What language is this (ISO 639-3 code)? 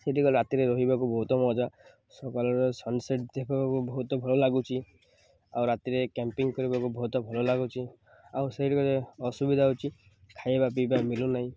ori